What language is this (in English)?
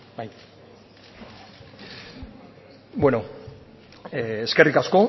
Basque